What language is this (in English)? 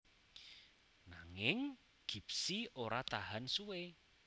Javanese